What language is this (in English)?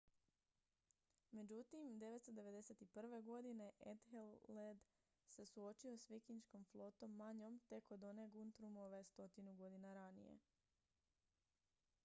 Croatian